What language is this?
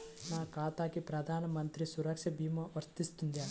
Telugu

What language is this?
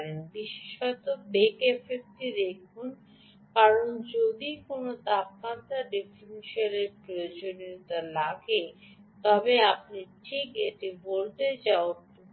Bangla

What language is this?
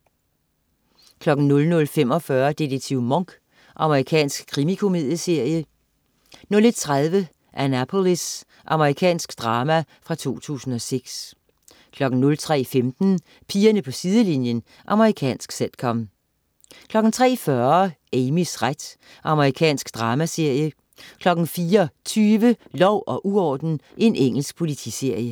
Danish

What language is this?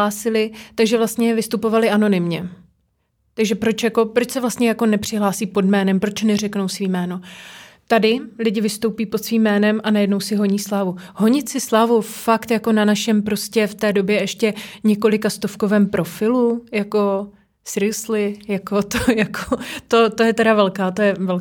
Czech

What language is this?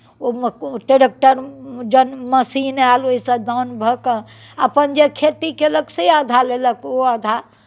Maithili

